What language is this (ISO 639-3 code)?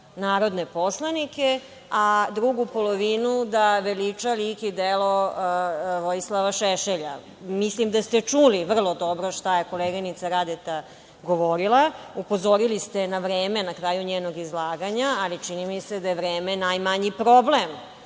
srp